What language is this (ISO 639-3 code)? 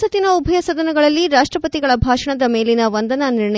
kan